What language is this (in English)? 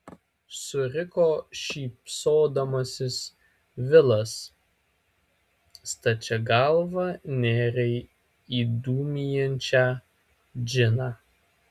Lithuanian